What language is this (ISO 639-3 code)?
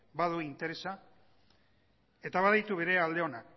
eus